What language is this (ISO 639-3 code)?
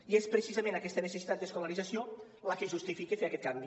cat